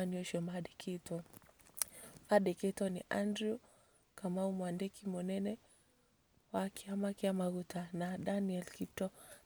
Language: Kikuyu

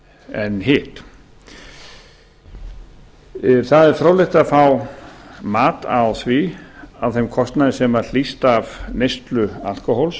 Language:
Icelandic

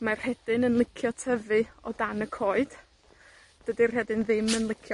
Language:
Welsh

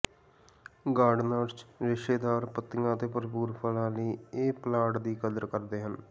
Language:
Punjabi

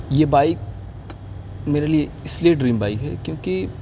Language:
Urdu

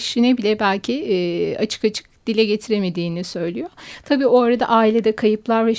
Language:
Turkish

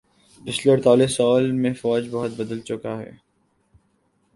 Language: Urdu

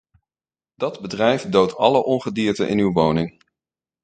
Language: Dutch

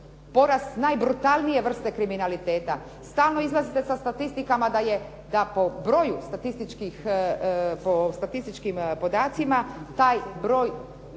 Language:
Croatian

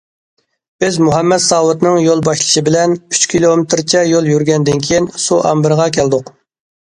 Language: Uyghur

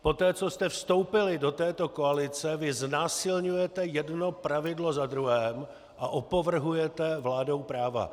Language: Czech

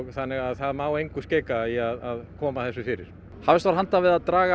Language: Icelandic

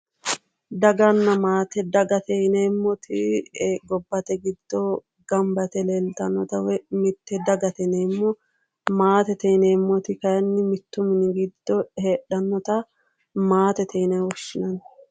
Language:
Sidamo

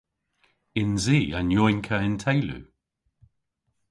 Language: Cornish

